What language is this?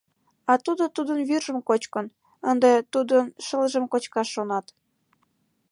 Mari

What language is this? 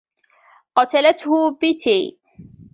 Arabic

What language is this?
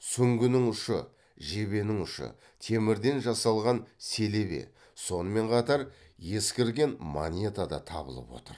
Kazakh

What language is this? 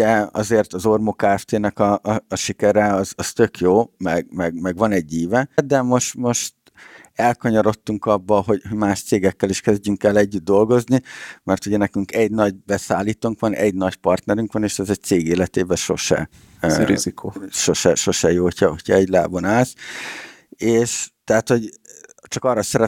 Hungarian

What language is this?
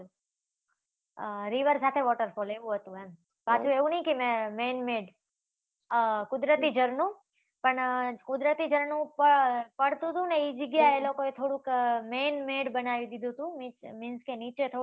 Gujarati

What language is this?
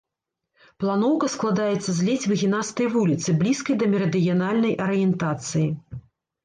Belarusian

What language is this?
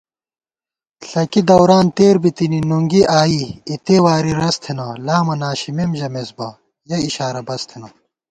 Gawar-Bati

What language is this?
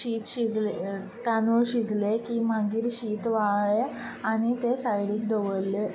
Konkani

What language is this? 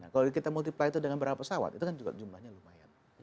Indonesian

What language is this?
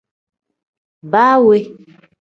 Tem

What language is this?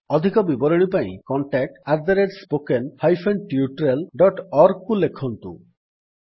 Odia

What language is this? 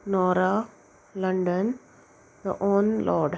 Konkani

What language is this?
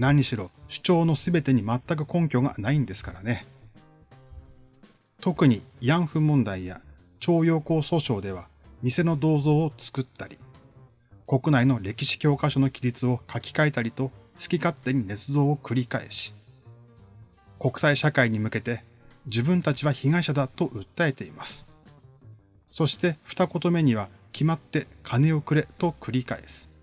Japanese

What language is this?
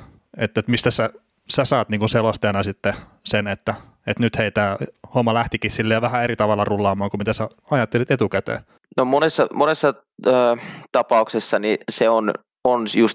Finnish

